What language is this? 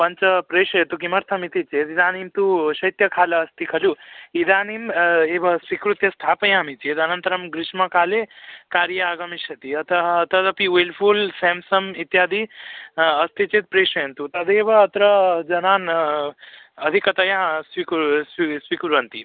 Sanskrit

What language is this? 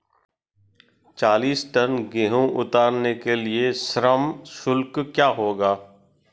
Hindi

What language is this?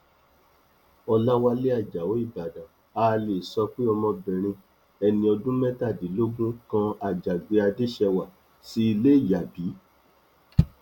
Yoruba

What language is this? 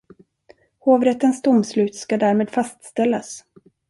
Swedish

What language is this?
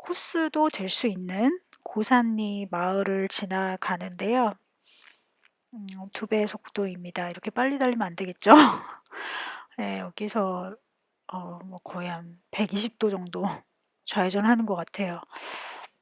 Korean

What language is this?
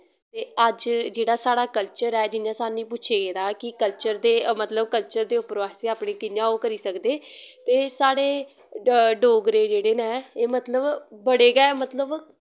Dogri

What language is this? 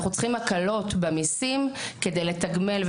Hebrew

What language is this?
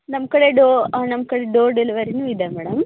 Kannada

